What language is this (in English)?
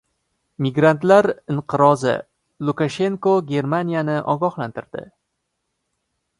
Uzbek